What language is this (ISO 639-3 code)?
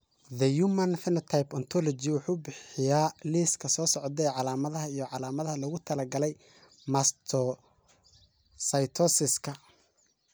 som